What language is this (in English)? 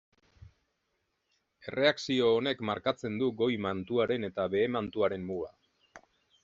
Basque